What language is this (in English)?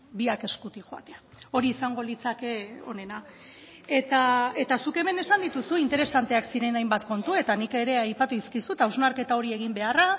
Basque